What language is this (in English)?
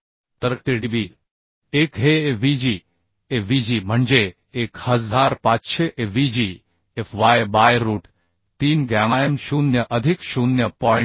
Marathi